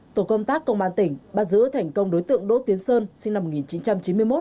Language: Vietnamese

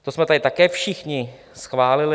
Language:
Czech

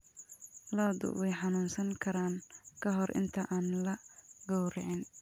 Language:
Somali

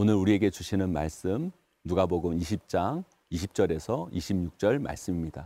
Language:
Korean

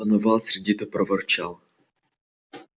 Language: Russian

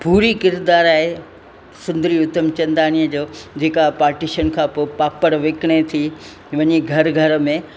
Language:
Sindhi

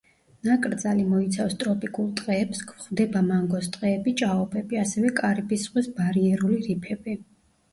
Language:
Georgian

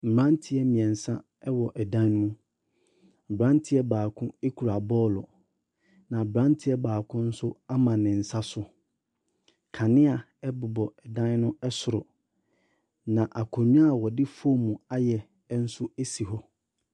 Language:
Akan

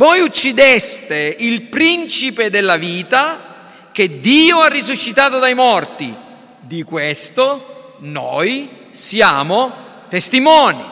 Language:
Italian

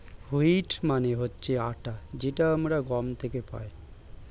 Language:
Bangla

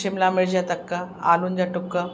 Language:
Sindhi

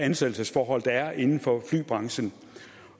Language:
Danish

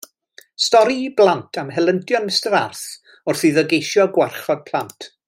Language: Welsh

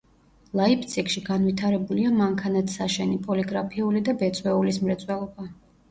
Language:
Georgian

